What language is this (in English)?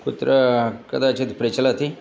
Sanskrit